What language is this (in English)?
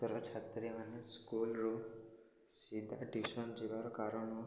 Odia